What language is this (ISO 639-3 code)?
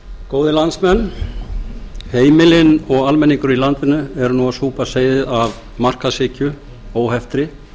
isl